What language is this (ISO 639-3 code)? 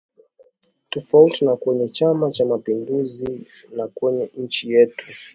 swa